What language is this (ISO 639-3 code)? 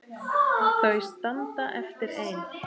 isl